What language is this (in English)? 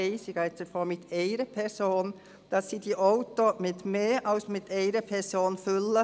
Swiss German